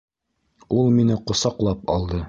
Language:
Bashkir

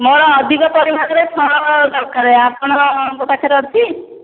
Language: Odia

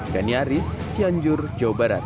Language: Indonesian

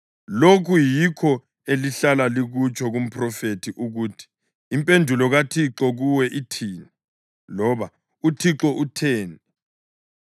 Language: North Ndebele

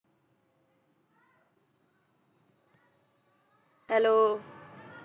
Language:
Punjabi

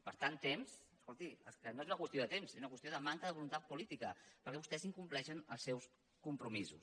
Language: Catalan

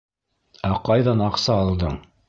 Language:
Bashkir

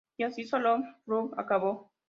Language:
Spanish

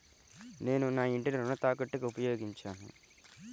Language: Telugu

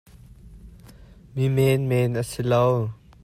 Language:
Hakha Chin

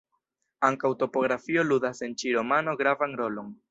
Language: Esperanto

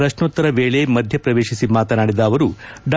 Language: Kannada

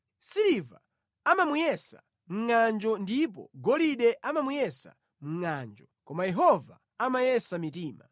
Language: Nyanja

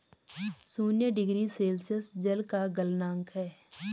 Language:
Hindi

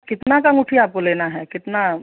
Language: Hindi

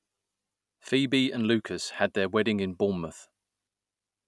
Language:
English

